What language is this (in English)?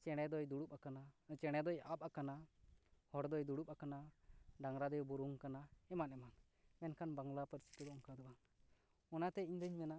Santali